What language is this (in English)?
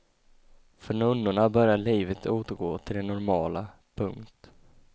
Swedish